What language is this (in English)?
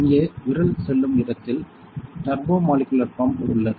Tamil